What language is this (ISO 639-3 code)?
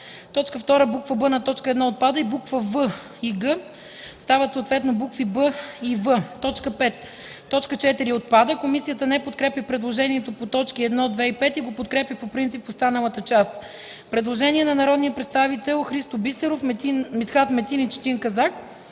bul